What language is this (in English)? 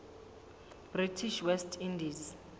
Southern Sotho